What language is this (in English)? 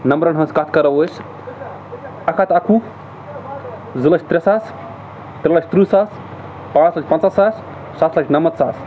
Kashmiri